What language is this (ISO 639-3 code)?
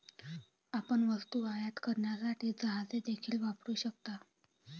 mar